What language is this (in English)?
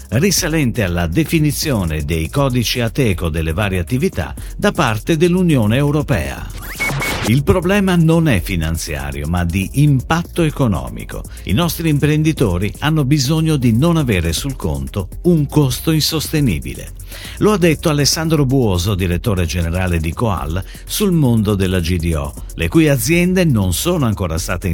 Italian